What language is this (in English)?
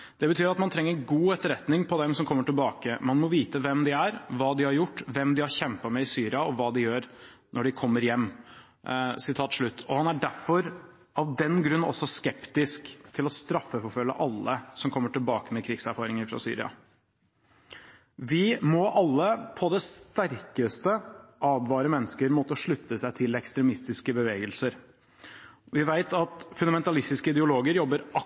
Norwegian Bokmål